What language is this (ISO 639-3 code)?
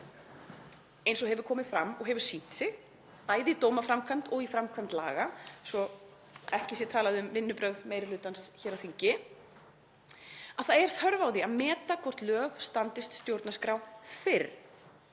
isl